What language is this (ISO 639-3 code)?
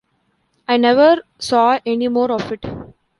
eng